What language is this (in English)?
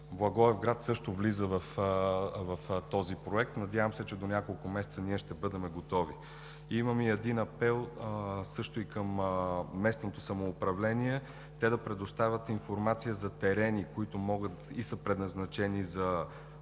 Bulgarian